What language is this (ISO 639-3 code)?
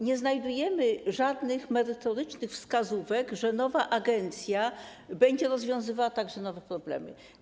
pol